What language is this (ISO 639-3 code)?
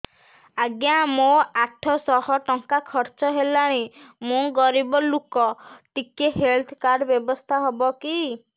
ori